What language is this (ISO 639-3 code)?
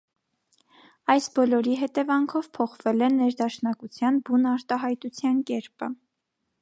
hye